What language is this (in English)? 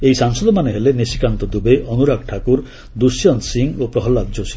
Odia